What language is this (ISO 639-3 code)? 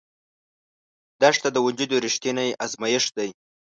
pus